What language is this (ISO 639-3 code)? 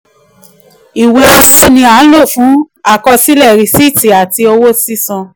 yor